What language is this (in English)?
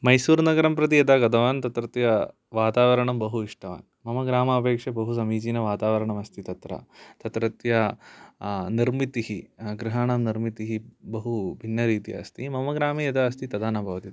Sanskrit